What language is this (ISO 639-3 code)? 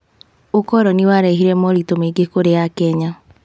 kik